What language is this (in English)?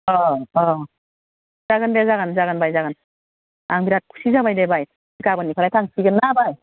Bodo